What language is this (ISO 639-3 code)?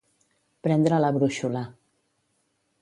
cat